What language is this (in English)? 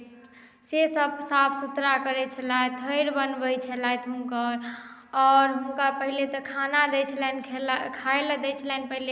Maithili